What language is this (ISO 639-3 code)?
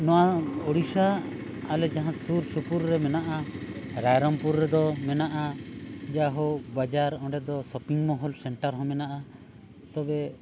sat